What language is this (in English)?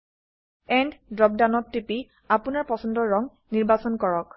Assamese